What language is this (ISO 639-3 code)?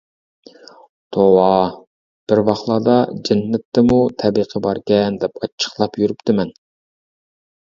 uig